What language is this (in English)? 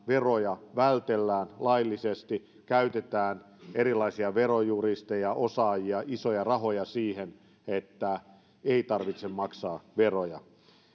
Finnish